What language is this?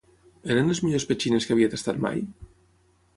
Catalan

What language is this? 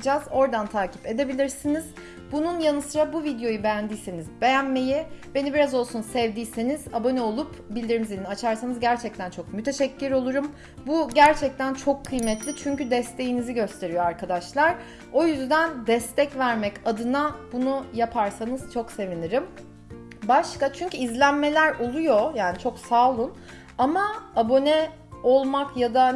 Turkish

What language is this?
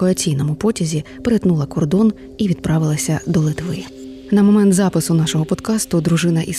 Ukrainian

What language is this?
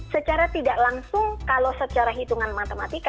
Indonesian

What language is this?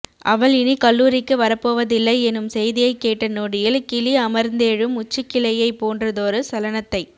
Tamil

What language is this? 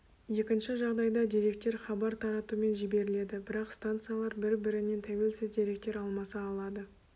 Kazakh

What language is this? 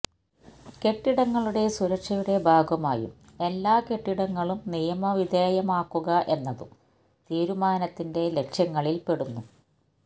Malayalam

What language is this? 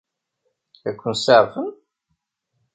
Kabyle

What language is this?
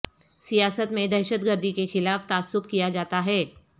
Urdu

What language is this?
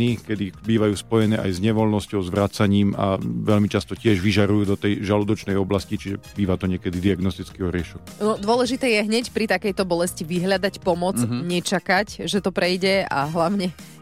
Slovak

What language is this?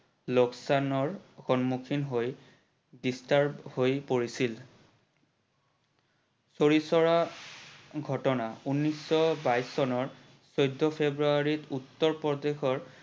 Assamese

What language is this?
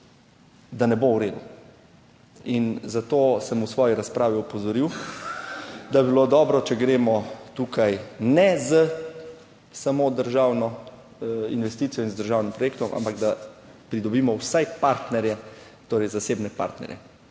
Slovenian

